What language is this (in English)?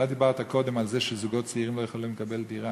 Hebrew